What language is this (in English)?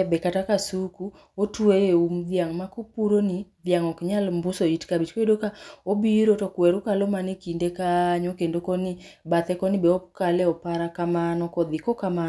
Luo (Kenya and Tanzania)